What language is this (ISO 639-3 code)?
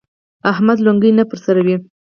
pus